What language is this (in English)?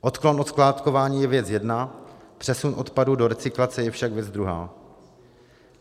Czech